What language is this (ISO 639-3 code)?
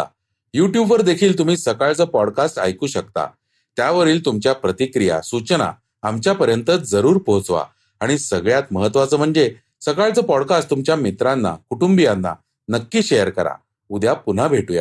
mar